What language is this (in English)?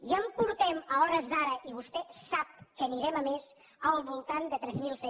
Catalan